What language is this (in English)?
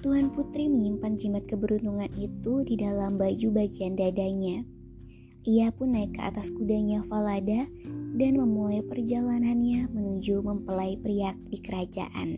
Indonesian